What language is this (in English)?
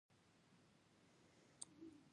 Pashto